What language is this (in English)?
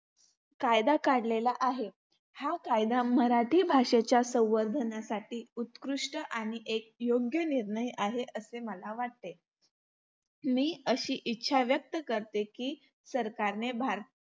Marathi